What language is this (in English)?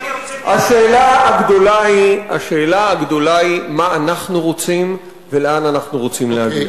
Hebrew